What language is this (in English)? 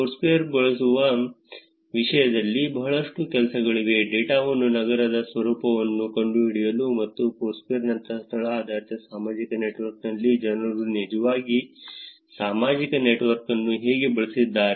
Kannada